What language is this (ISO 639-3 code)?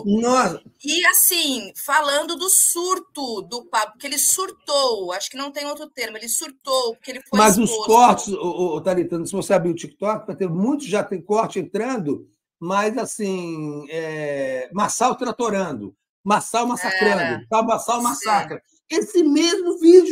por